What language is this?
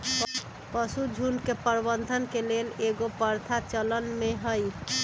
Magahi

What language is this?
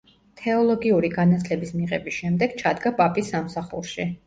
Georgian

